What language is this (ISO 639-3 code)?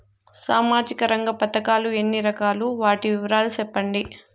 tel